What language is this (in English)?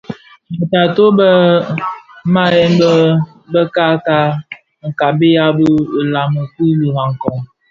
Bafia